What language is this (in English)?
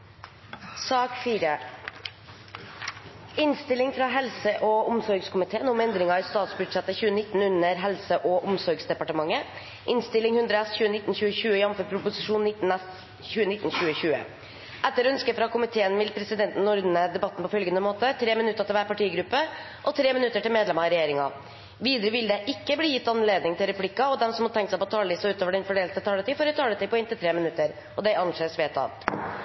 Norwegian Bokmål